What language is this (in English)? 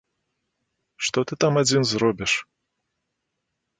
Belarusian